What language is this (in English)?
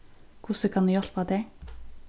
Faroese